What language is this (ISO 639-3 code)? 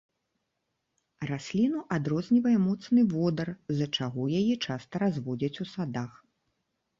bel